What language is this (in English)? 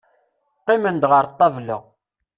Kabyle